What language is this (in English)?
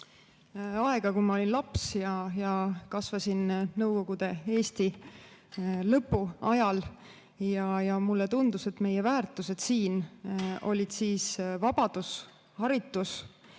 Estonian